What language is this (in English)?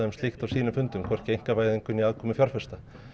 Icelandic